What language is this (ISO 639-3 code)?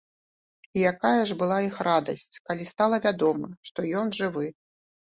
bel